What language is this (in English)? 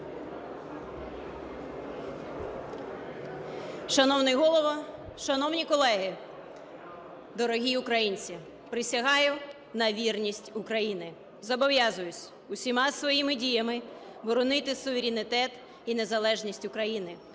Ukrainian